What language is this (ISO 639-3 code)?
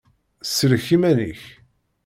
kab